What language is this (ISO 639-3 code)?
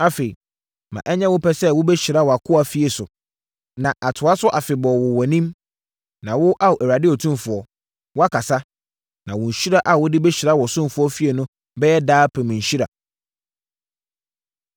aka